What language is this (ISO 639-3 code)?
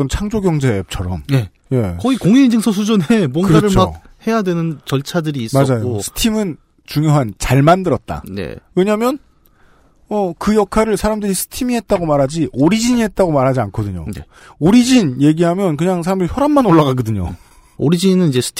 kor